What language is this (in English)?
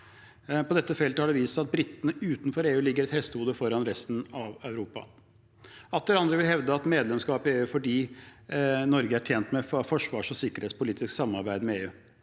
Norwegian